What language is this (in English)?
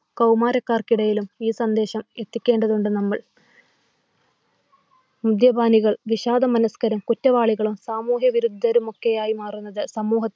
Malayalam